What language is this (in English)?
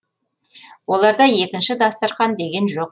Kazakh